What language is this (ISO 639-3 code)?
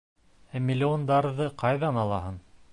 bak